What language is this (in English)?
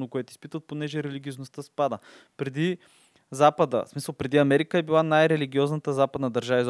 Bulgarian